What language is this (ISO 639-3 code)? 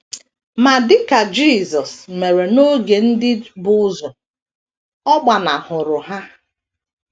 ibo